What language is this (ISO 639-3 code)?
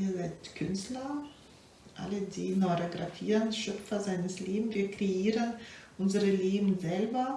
deu